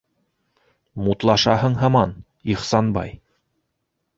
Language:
Bashkir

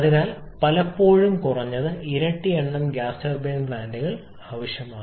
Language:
Malayalam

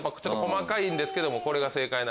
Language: Japanese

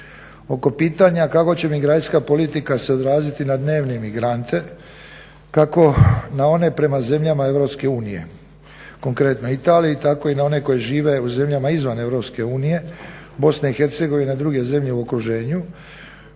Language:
Croatian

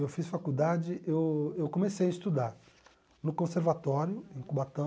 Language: Portuguese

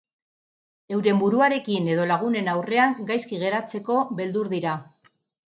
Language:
Basque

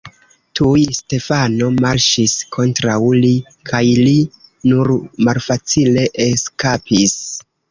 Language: Esperanto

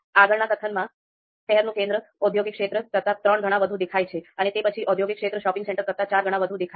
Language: Gujarati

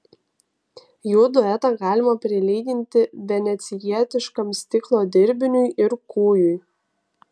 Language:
Lithuanian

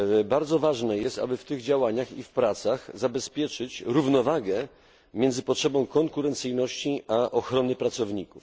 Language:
Polish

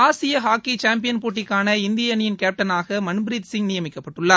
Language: Tamil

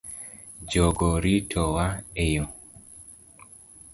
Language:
Luo (Kenya and Tanzania)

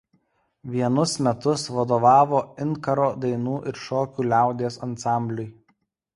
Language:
Lithuanian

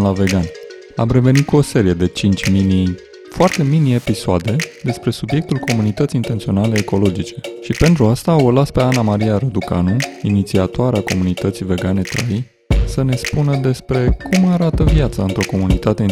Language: Romanian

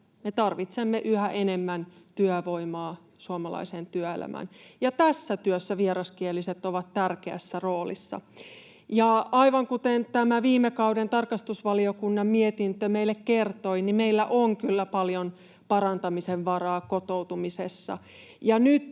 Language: Finnish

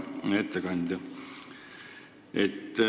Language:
Estonian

